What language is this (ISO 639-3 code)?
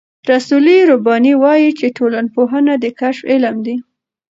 pus